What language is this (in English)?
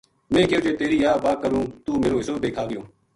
Gujari